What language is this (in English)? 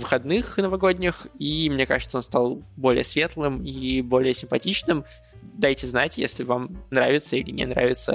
Russian